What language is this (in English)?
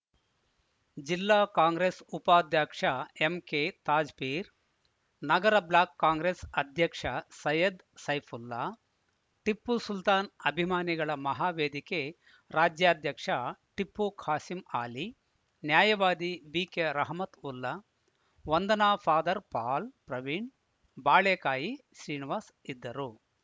Kannada